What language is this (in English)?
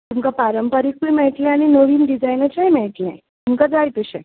Konkani